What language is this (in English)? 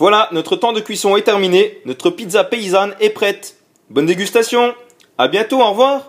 French